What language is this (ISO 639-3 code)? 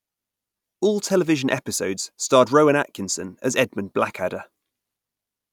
eng